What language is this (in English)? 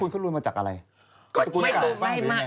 Thai